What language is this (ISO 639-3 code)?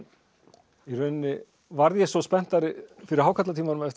isl